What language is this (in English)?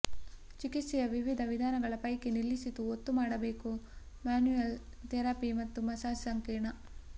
Kannada